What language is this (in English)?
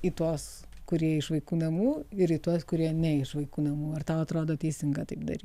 Lithuanian